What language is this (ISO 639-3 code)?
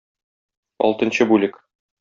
tat